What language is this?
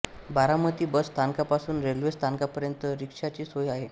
Marathi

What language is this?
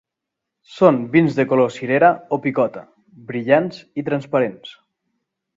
Catalan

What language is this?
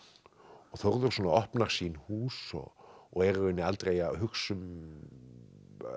Icelandic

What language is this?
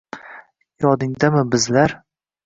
Uzbek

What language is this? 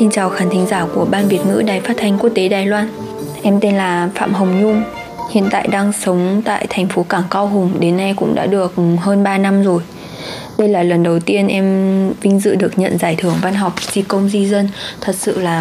Vietnamese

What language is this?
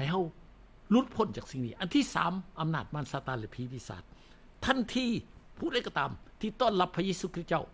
Thai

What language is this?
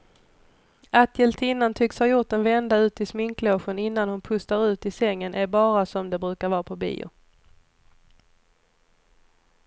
Swedish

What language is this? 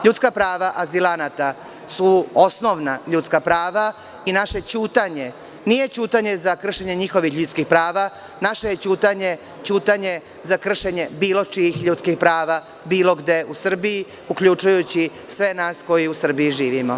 Serbian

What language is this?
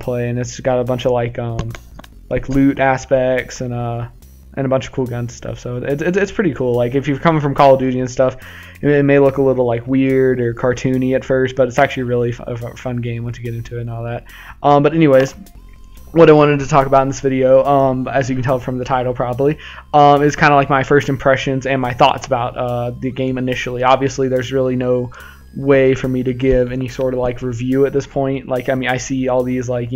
English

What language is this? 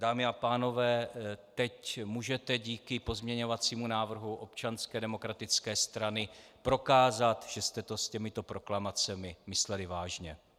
Czech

